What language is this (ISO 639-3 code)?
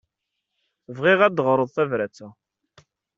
kab